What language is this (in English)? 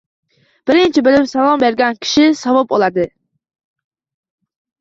Uzbek